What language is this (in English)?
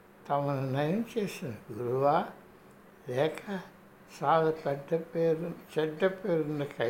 Telugu